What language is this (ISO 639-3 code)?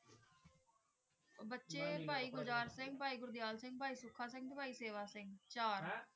pan